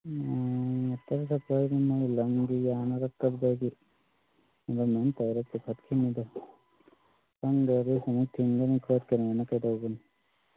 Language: Manipuri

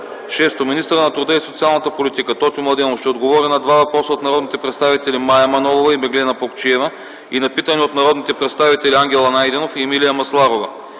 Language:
Bulgarian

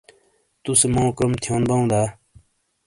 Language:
Shina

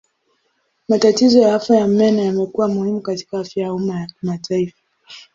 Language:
Swahili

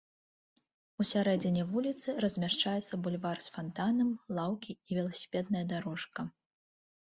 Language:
Belarusian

